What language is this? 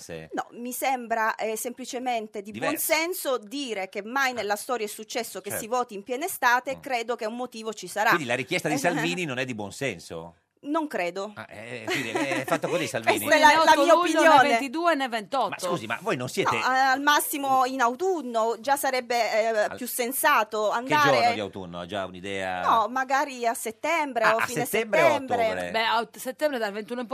Italian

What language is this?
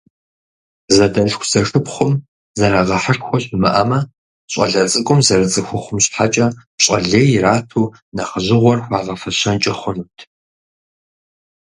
Kabardian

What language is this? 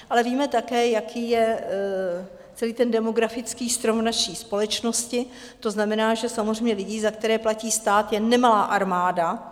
Czech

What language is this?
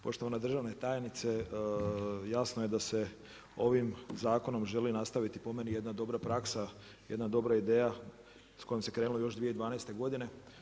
Croatian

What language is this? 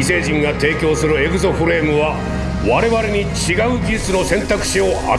Japanese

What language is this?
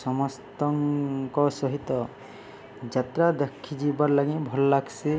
Odia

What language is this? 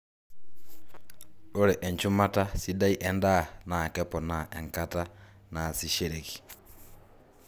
Masai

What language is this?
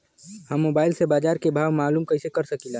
Bhojpuri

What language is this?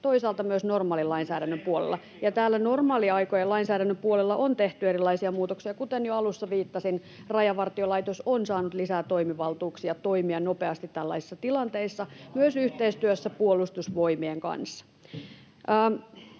Finnish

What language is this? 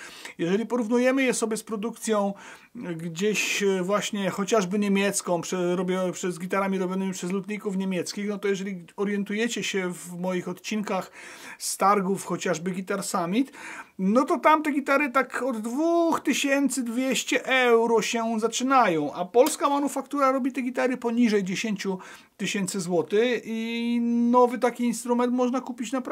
Polish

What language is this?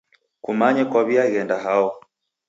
Taita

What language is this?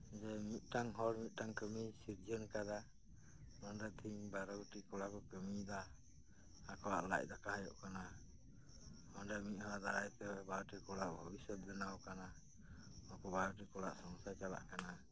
Santali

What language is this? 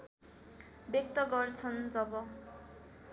Nepali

